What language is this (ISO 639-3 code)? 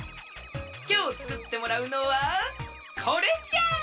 jpn